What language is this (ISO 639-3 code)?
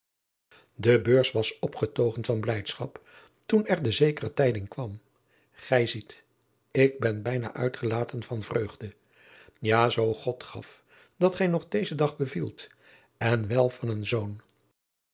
nld